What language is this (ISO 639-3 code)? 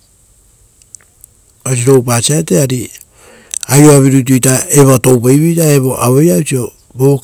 roo